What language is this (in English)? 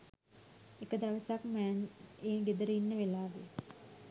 Sinhala